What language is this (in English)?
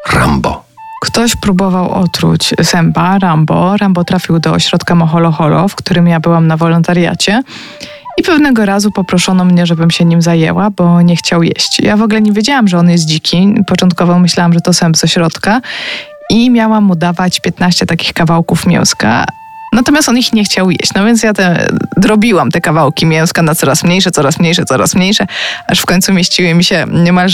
Polish